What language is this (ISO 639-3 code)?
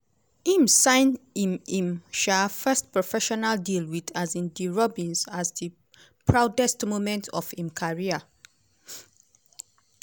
pcm